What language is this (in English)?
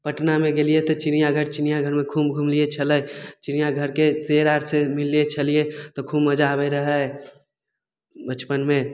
Maithili